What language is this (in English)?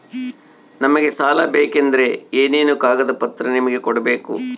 Kannada